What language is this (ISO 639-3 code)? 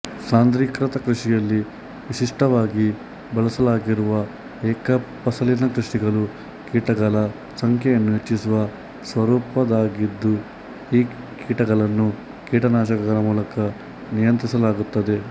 kan